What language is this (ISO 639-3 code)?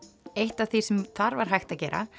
isl